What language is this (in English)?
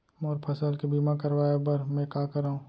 Chhattisgarhi